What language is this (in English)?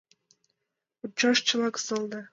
Mari